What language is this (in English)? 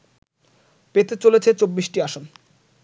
Bangla